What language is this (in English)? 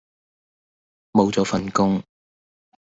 Cantonese